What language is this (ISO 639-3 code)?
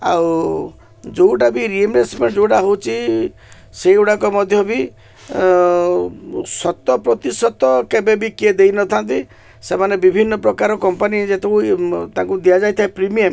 ori